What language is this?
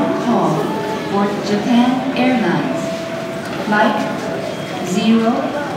Japanese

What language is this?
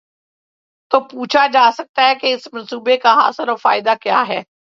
Urdu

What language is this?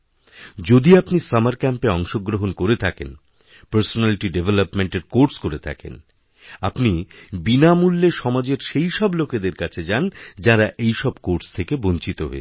Bangla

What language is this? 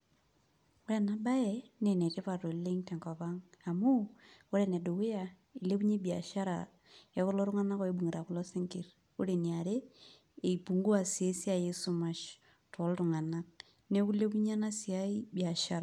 Masai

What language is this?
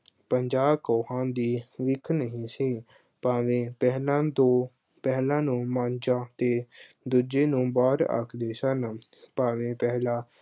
Punjabi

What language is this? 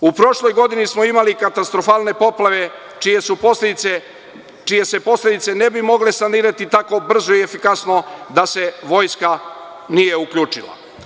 Serbian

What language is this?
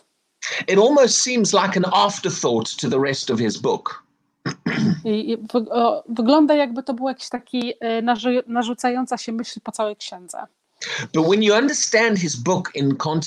Polish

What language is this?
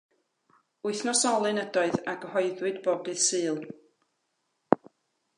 Welsh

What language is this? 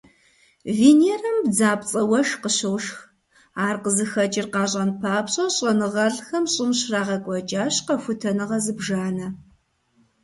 Kabardian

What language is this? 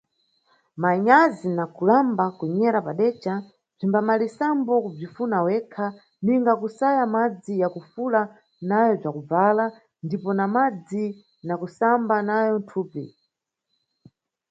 Nyungwe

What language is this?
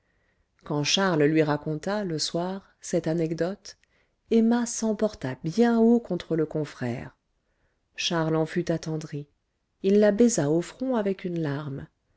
French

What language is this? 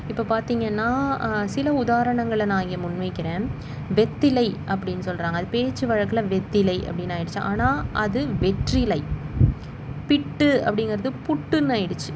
Tamil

